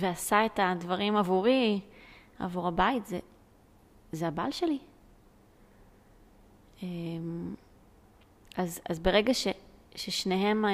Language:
Hebrew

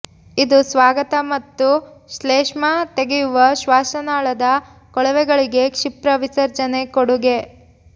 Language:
Kannada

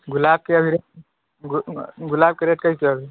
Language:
Maithili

